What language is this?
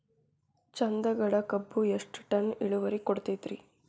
Kannada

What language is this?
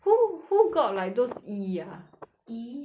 English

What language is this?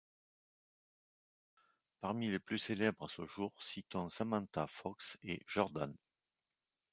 French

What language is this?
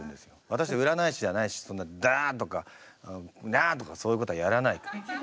Japanese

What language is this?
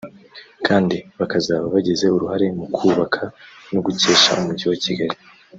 Kinyarwanda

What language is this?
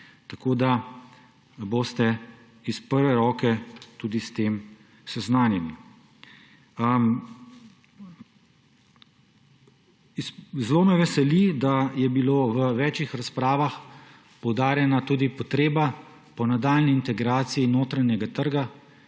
Slovenian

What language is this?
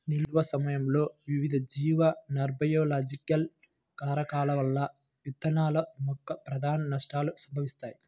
Telugu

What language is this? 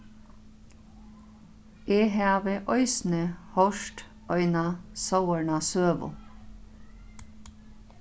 Faroese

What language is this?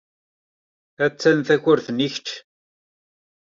Kabyle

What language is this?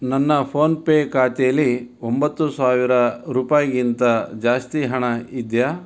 Kannada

